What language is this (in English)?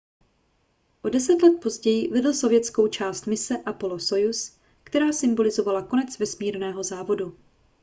Czech